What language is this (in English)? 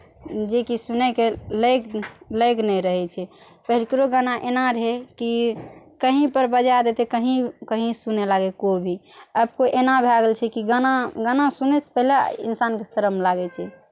Maithili